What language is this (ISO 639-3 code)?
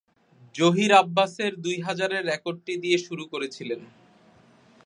ben